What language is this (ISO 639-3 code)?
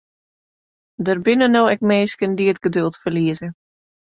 fry